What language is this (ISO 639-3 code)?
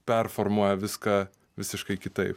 lit